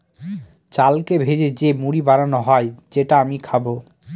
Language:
Bangla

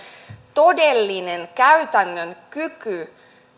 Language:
Finnish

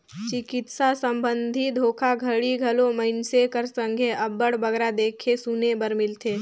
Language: Chhattisgarhi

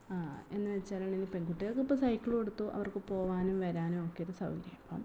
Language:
Malayalam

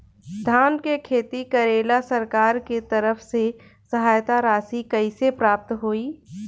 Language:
Bhojpuri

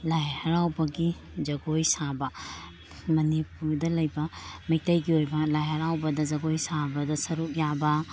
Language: Manipuri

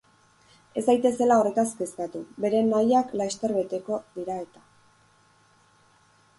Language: Basque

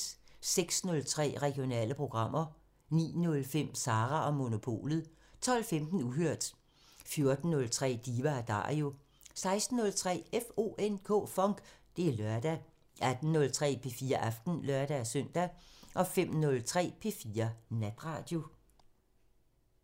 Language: Danish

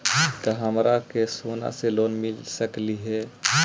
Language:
Magahi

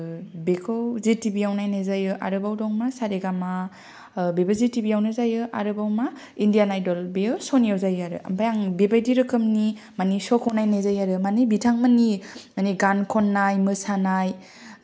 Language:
Bodo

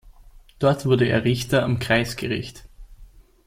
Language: German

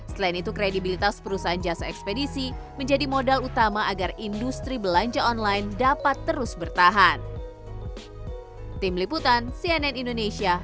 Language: Indonesian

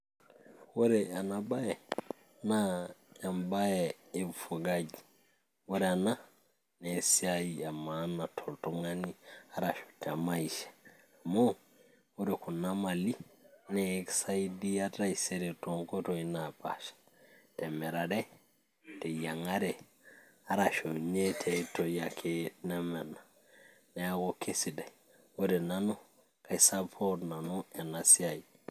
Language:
Masai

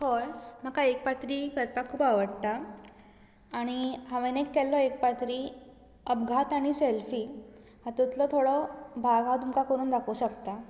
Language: Konkani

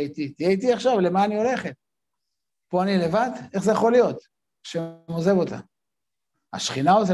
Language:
Hebrew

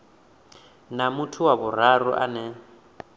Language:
Venda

